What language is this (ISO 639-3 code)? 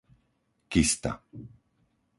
slk